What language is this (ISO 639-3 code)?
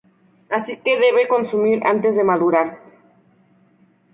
spa